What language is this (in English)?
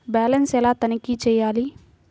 Telugu